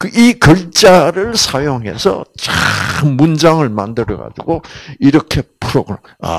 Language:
Korean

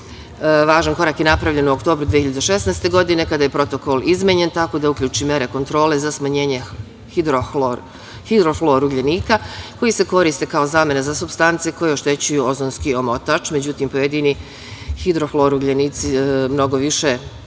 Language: Serbian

